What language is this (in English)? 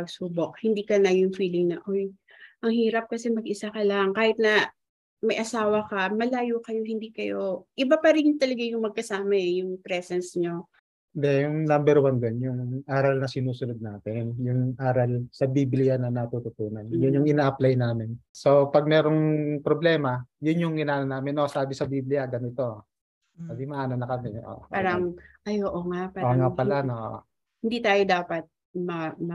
Filipino